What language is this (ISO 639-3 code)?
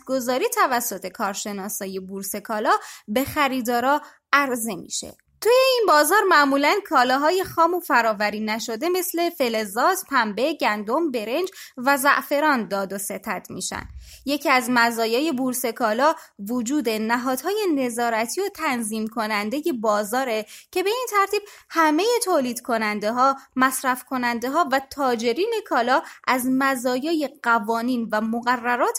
fas